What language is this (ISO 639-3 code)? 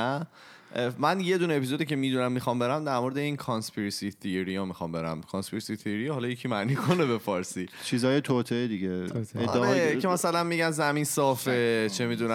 fas